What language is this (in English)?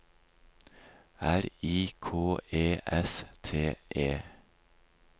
Norwegian